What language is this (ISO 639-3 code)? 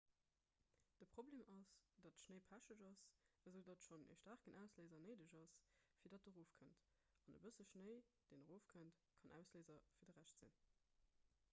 ltz